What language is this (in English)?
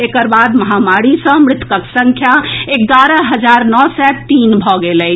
Maithili